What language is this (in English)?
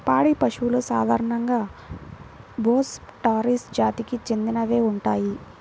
Telugu